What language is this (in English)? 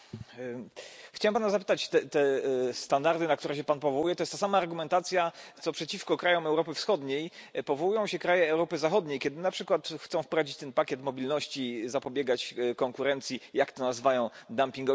Polish